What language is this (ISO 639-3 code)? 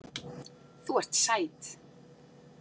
isl